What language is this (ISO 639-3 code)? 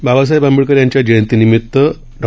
mar